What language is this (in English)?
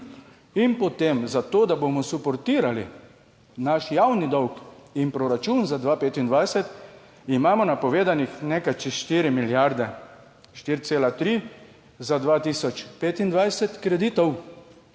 Slovenian